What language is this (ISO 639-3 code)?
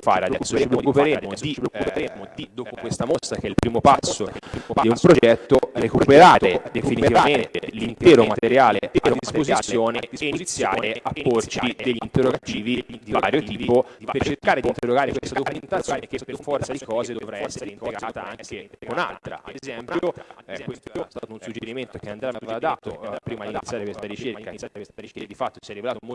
ita